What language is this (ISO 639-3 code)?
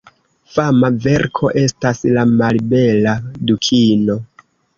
epo